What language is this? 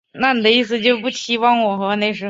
Chinese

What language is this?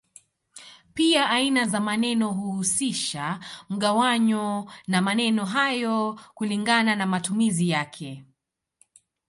Swahili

